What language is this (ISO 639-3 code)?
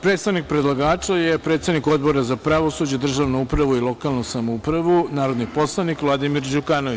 srp